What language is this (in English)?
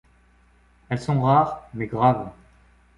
French